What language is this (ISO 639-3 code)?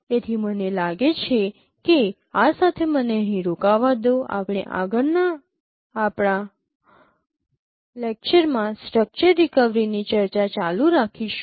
guj